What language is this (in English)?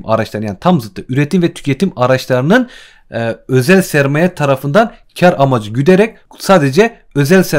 Turkish